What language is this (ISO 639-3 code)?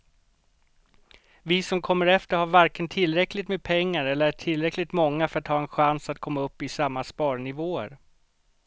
swe